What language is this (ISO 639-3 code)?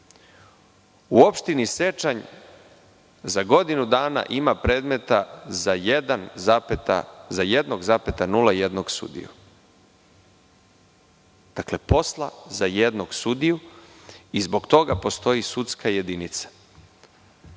srp